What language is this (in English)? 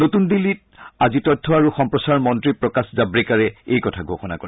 Assamese